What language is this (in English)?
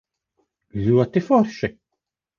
Latvian